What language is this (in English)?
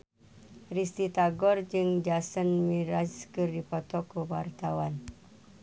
Sundanese